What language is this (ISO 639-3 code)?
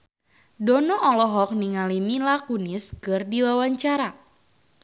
sun